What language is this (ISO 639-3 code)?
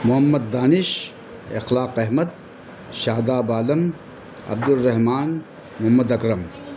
urd